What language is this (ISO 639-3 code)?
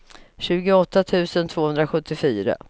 swe